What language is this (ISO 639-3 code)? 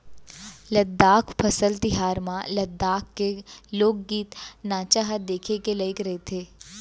hne